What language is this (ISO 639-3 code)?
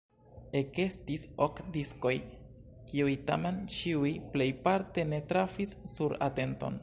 epo